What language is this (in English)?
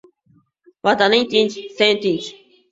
Uzbek